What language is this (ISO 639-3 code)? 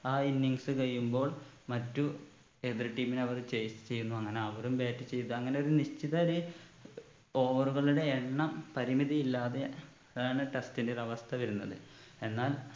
mal